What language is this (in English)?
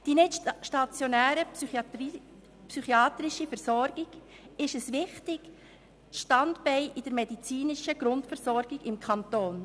Swiss German